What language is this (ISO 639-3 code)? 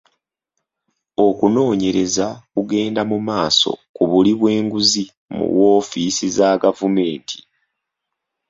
lug